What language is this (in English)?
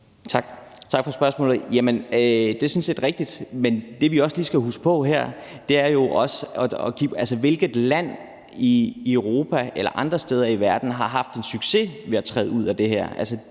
Danish